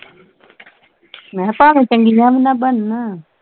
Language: Punjabi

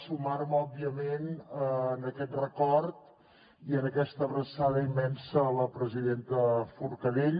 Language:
Catalan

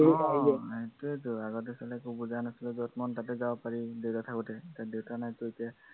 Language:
Assamese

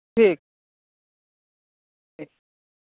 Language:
Urdu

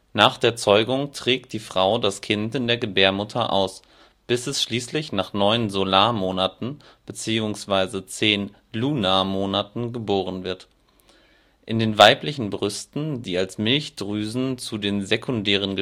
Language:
German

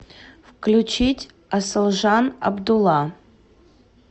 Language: Russian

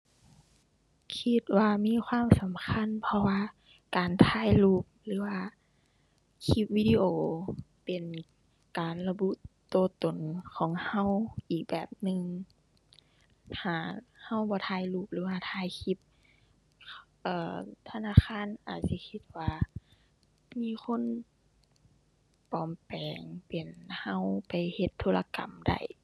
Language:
Thai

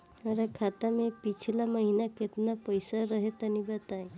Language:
Bhojpuri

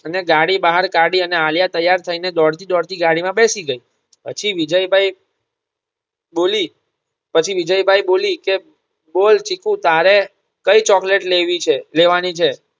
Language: Gujarati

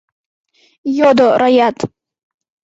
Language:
Mari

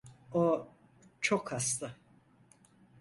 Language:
Turkish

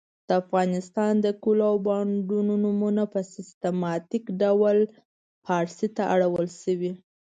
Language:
Pashto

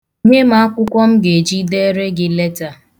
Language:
Igbo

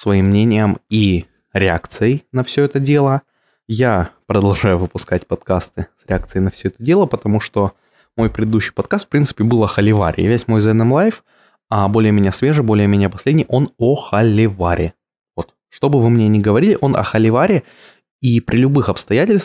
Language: Russian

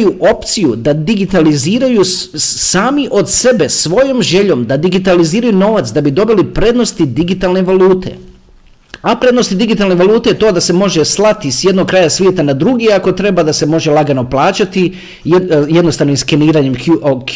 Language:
Croatian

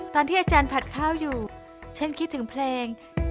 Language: Thai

